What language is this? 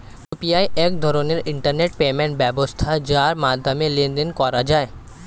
Bangla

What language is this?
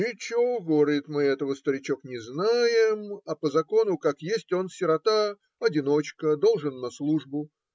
Russian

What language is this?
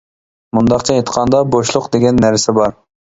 Uyghur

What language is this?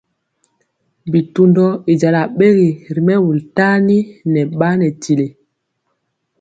Mpiemo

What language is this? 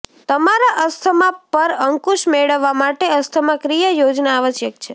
Gujarati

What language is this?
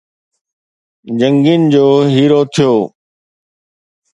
Sindhi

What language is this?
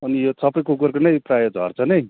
Nepali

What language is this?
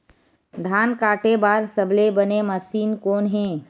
Chhattisgarhi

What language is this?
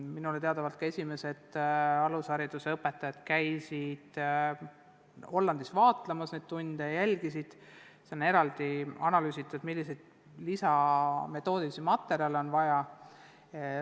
Estonian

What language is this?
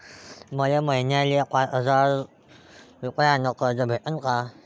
Marathi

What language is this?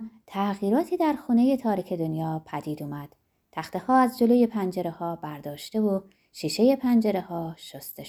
Persian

